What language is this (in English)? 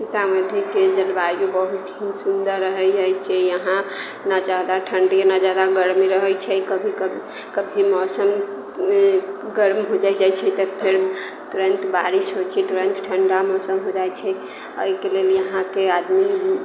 Maithili